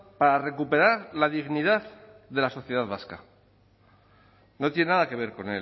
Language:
Spanish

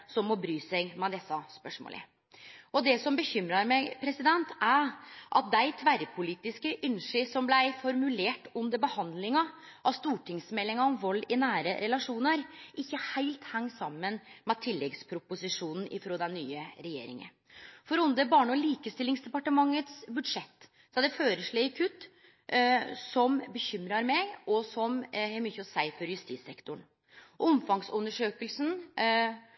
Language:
Norwegian Nynorsk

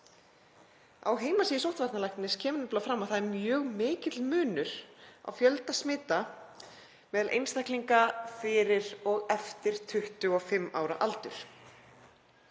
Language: Icelandic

